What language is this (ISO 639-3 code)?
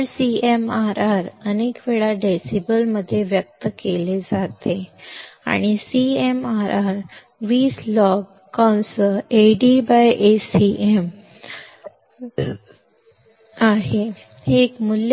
kan